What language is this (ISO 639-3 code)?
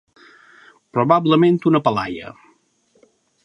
cat